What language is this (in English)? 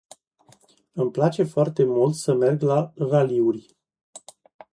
Romanian